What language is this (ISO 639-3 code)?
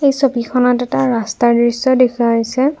asm